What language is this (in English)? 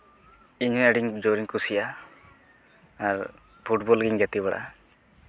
Santali